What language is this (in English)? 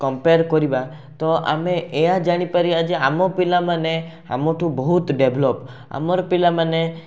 Odia